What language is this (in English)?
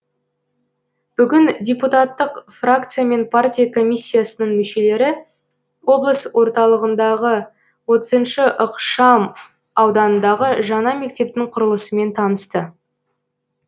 Kazakh